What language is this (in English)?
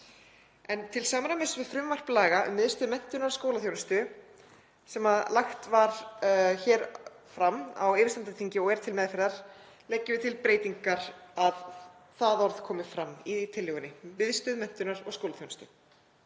Icelandic